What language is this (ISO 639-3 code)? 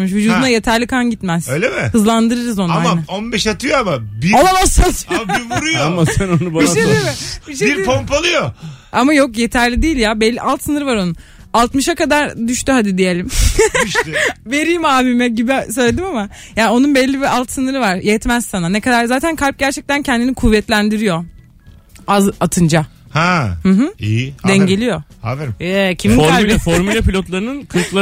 tur